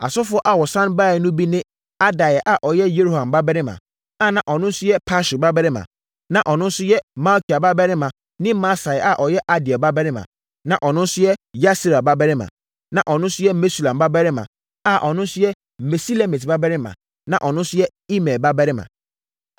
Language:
Akan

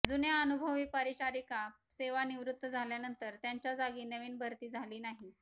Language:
Marathi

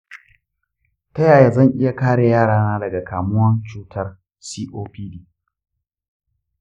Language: Hausa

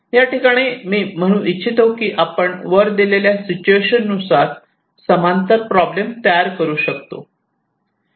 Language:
Marathi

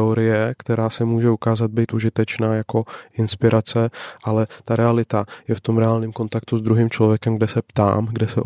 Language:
Czech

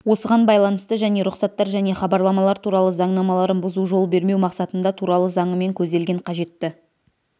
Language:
Kazakh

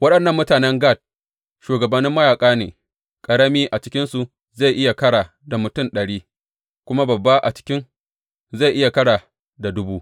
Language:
Hausa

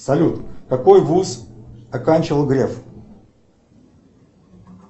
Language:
Russian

